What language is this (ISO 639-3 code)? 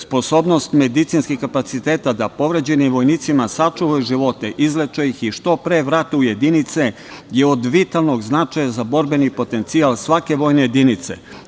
srp